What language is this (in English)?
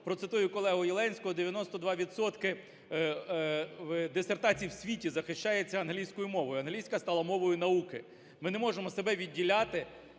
Ukrainian